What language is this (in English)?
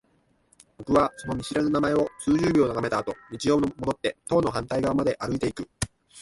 Japanese